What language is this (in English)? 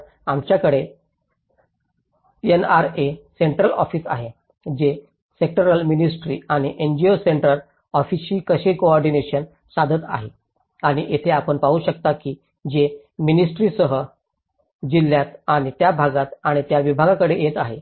Marathi